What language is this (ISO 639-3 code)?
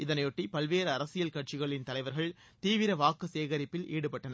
tam